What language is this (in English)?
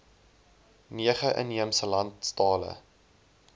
Afrikaans